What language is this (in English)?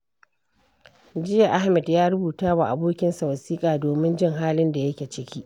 Hausa